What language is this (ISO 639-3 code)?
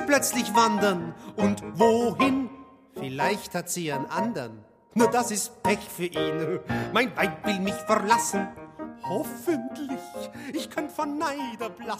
deu